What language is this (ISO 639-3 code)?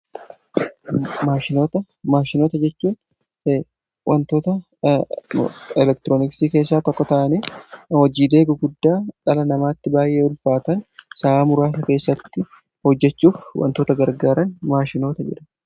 orm